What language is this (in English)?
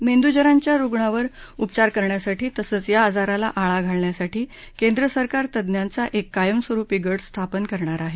Marathi